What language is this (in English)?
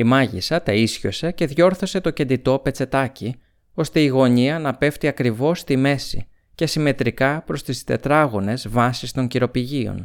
Greek